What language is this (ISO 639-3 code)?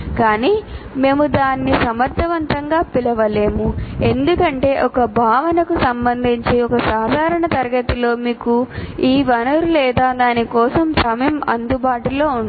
tel